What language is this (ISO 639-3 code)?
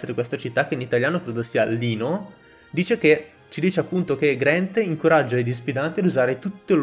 ita